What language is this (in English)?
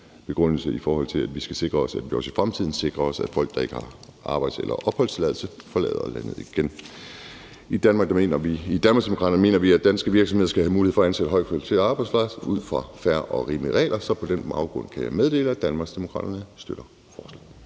Danish